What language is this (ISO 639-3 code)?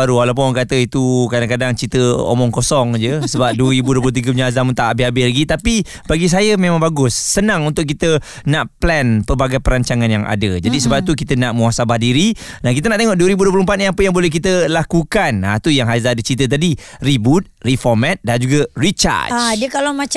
msa